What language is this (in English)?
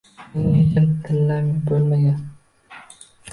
Uzbek